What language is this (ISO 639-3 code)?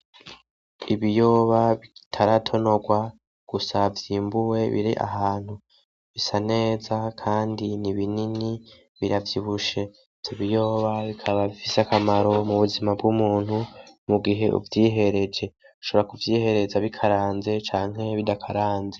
run